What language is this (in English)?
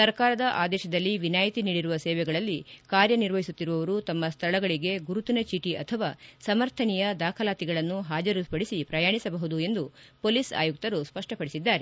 Kannada